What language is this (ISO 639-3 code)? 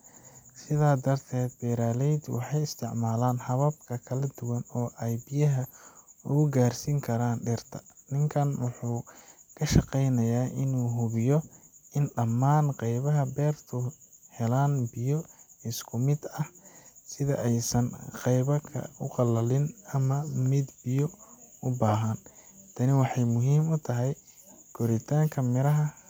som